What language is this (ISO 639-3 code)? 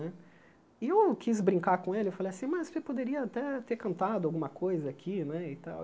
por